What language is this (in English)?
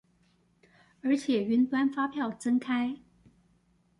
Chinese